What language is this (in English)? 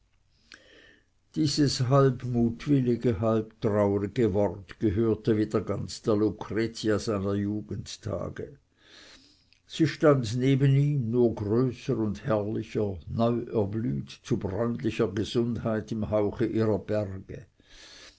German